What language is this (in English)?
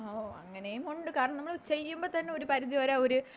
Malayalam